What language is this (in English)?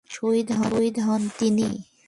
Bangla